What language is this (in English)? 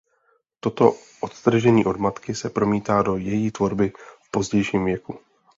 Czech